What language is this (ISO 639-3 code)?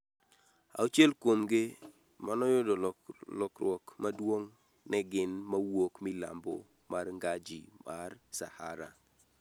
luo